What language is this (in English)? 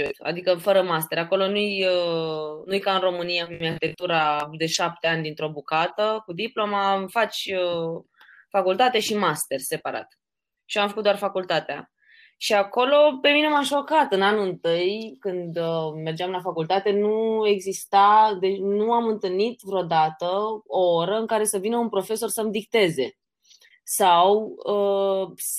Romanian